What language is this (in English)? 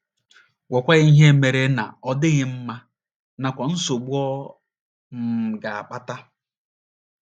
Igbo